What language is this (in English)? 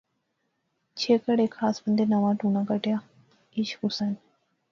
Pahari-Potwari